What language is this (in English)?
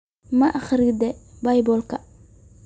Somali